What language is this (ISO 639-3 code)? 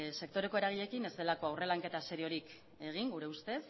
eus